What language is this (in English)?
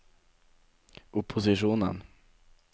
Norwegian